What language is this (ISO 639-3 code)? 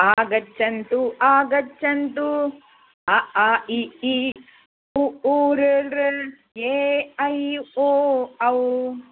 san